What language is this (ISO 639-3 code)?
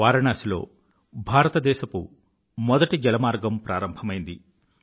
tel